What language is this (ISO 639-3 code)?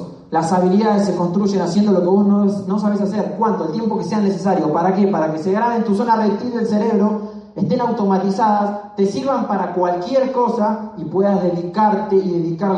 spa